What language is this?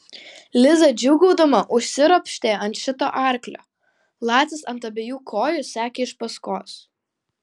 Lithuanian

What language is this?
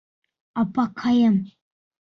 Bashkir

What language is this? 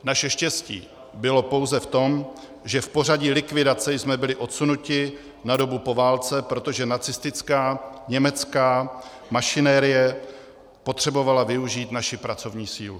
Czech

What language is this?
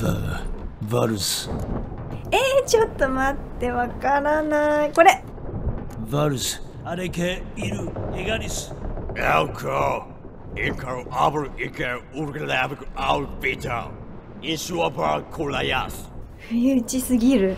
Japanese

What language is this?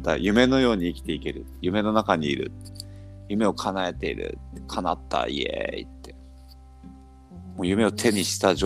Japanese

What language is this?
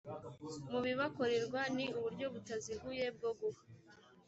Kinyarwanda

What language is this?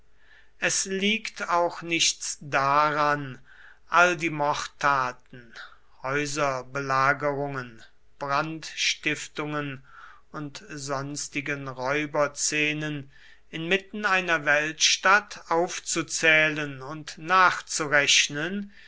German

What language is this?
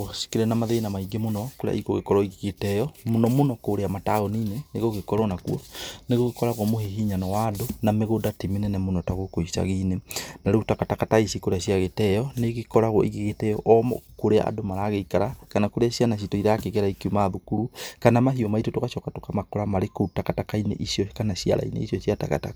Kikuyu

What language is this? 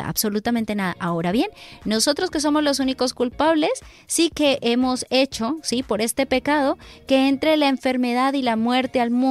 Spanish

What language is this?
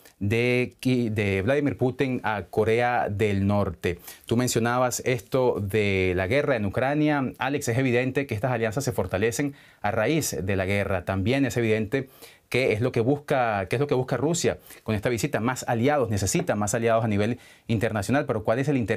Spanish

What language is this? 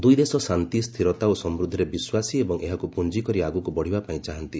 Odia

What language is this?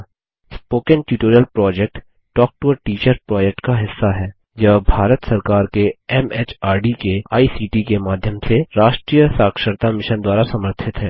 Hindi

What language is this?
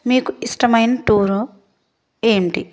Telugu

